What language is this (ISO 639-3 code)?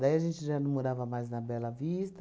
por